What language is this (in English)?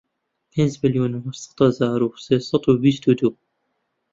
Central Kurdish